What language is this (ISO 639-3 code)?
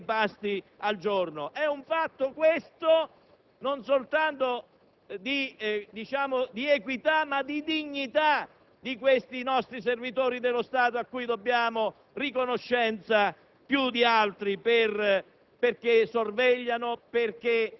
ita